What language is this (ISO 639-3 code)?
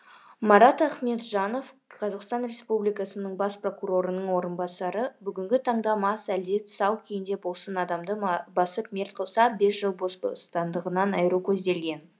kaz